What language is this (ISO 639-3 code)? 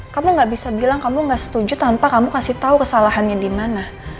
ind